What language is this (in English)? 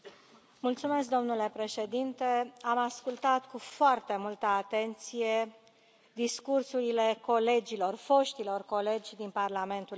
Romanian